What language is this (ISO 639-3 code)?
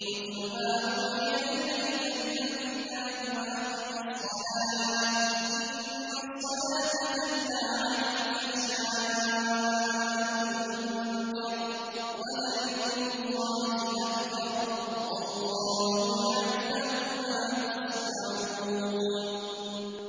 ara